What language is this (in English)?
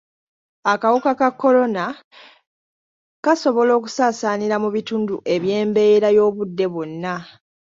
Ganda